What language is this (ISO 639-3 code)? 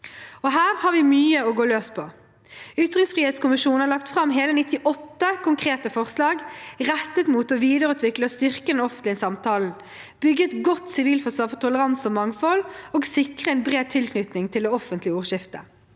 nor